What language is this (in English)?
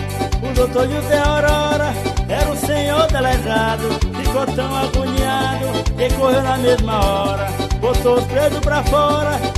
Portuguese